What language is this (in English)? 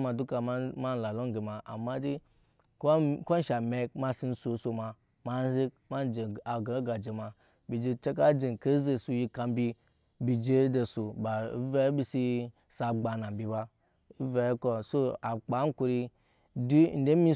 Nyankpa